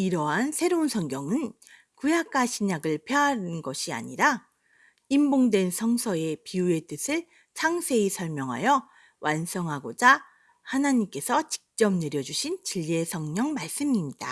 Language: Korean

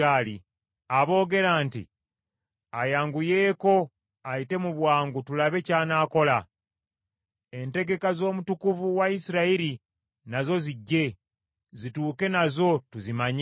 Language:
Ganda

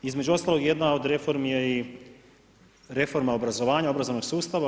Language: Croatian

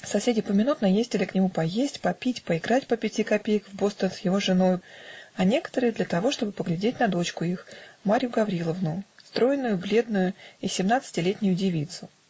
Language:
Russian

